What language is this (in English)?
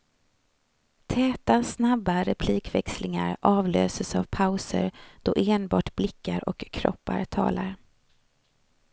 Swedish